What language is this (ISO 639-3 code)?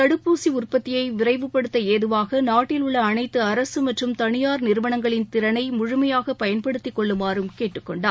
tam